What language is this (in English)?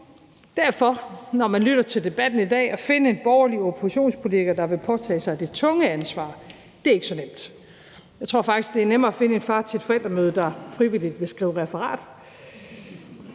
Danish